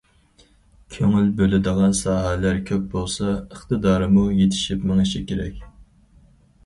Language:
Uyghur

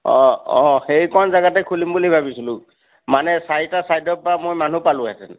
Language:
Assamese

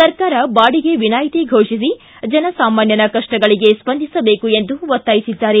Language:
Kannada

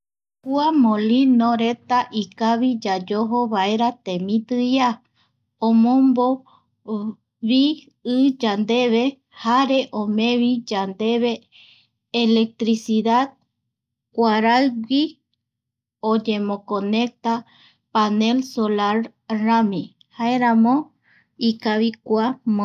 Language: Eastern Bolivian Guaraní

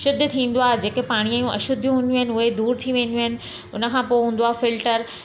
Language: Sindhi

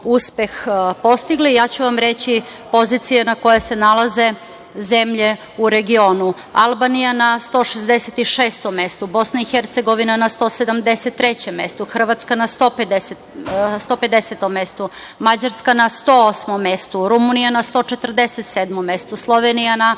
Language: Serbian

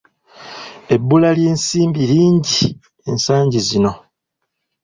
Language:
Ganda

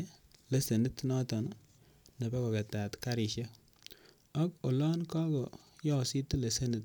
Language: Kalenjin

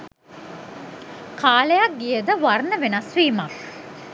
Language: Sinhala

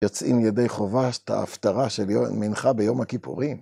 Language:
Hebrew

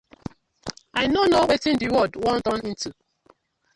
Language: Nigerian Pidgin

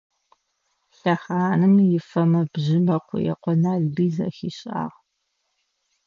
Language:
Adyghe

